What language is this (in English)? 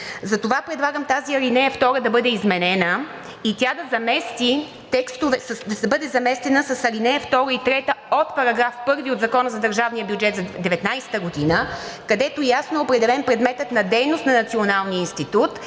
Bulgarian